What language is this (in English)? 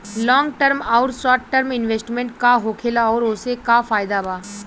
Bhojpuri